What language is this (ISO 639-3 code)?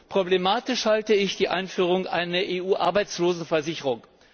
deu